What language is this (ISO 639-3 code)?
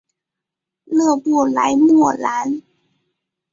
zho